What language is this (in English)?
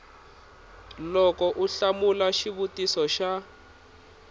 Tsonga